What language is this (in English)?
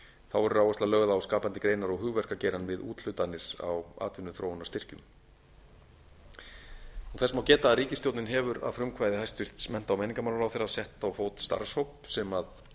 Icelandic